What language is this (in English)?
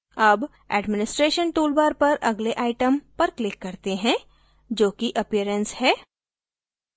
Hindi